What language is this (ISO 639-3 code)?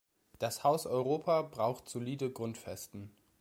deu